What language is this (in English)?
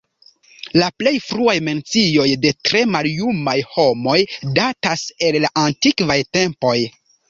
Esperanto